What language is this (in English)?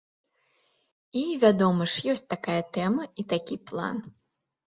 Belarusian